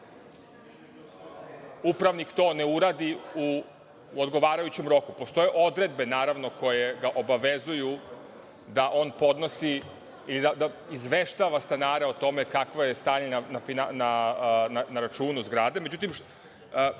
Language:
Serbian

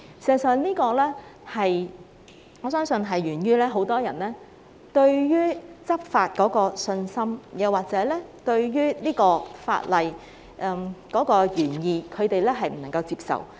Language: Cantonese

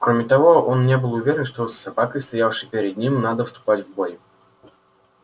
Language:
Russian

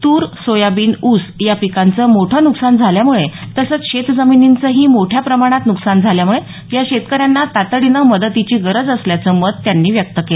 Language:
Marathi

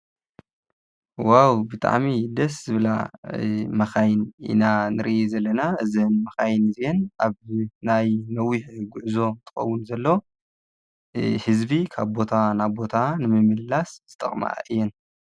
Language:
Tigrinya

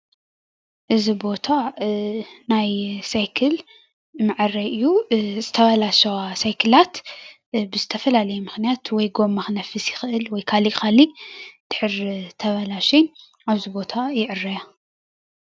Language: Tigrinya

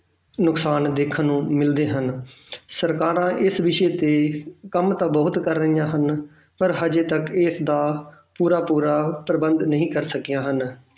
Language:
Punjabi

